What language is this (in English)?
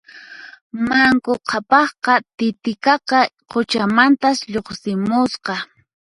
Puno Quechua